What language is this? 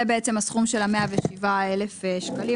Hebrew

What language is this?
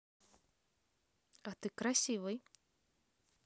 Russian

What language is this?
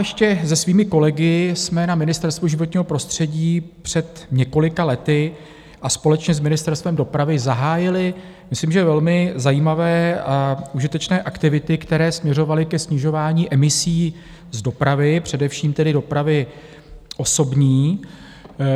Czech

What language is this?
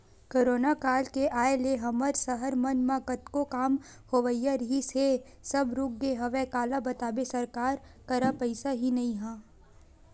Chhattisgarhi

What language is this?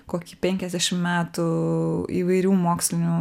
Lithuanian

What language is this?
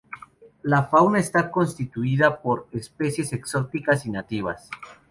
Spanish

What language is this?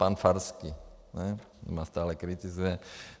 Czech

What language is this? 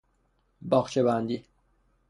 Persian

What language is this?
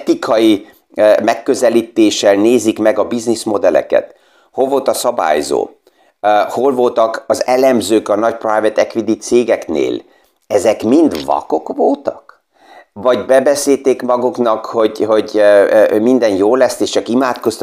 Hungarian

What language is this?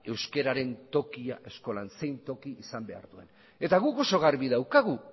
Basque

